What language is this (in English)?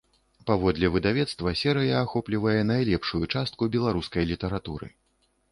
Belarusian